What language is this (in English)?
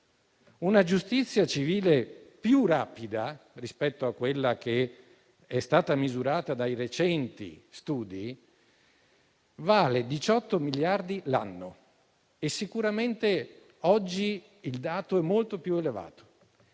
Italian